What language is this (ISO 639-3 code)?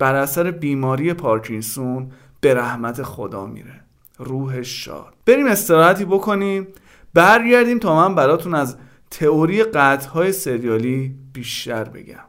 fas